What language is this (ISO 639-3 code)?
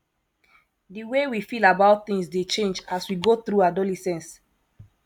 pcm